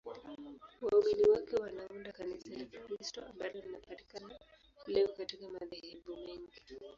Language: Swahili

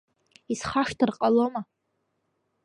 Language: Abkhazian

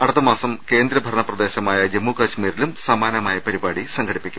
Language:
Malayalam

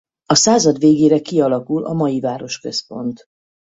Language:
Hungarian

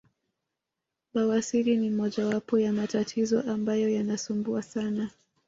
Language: Swahili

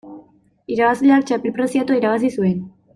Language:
Basque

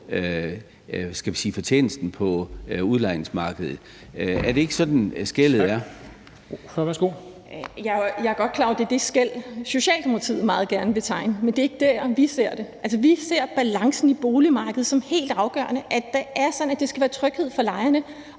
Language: Danish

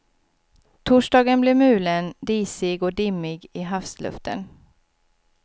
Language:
Swedish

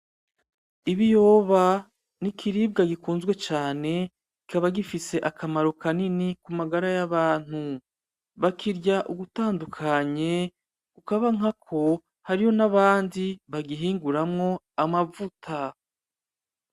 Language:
Rundi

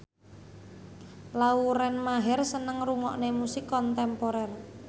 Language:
Javanese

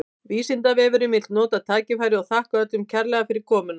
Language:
Icelandic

